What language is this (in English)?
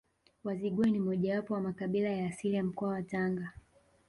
Swahili